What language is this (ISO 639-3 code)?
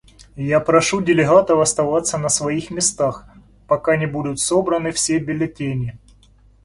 rus